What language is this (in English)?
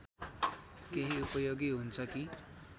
Nepali